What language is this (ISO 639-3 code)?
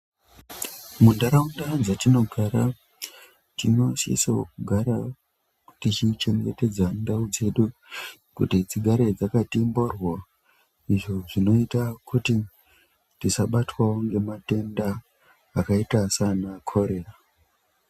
ndc